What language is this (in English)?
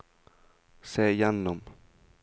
Norwegian